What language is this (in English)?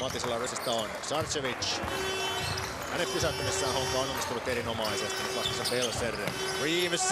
Finnish